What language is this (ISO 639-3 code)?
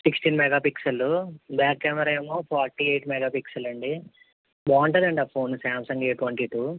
tel